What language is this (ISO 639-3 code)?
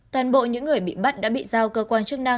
vie